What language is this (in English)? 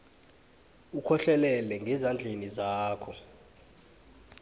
South Ndebele